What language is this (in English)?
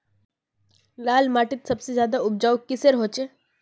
Magahi